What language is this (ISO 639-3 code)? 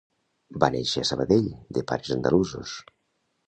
cat